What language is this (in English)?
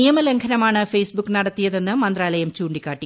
Malayalam